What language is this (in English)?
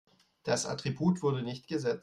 German